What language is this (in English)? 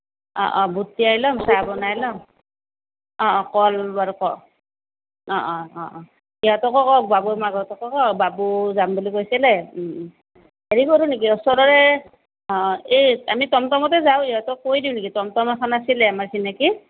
Assamese